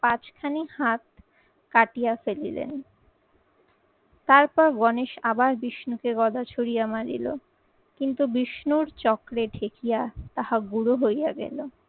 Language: Bangla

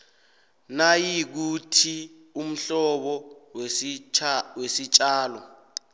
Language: South Ndebele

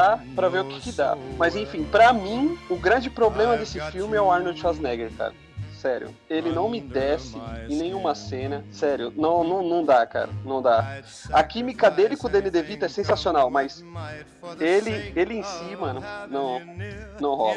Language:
Portuguese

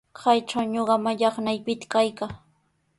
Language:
Sihuas Ancash Quechua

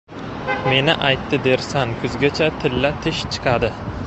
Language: Uzbek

